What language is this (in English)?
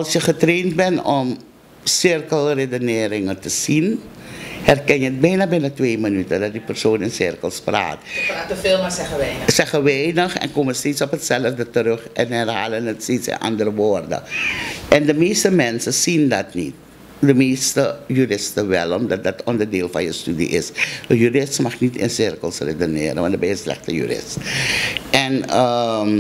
Dutch